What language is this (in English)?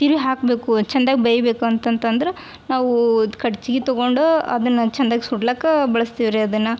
Kannada